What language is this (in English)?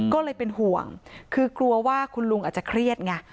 Thai